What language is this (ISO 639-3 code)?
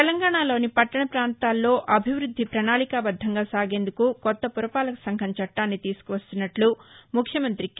tel